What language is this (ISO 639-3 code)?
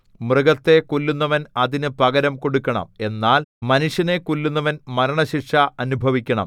mal